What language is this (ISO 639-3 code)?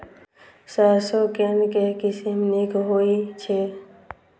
mai